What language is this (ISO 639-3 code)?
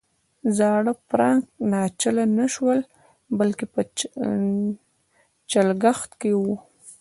pus